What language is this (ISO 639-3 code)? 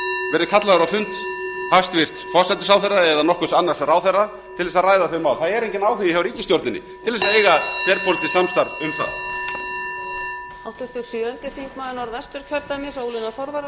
isl